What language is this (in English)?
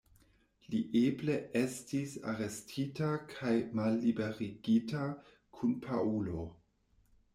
Esperanto